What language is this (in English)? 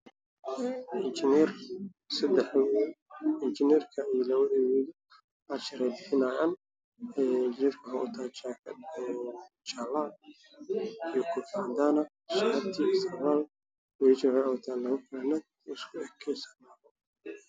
Somali